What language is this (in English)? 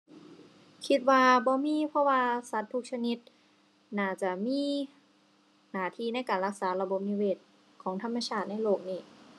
Thai